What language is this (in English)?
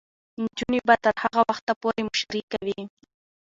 Pashto